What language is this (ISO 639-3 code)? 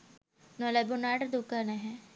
sin